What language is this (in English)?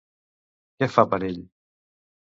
Catalan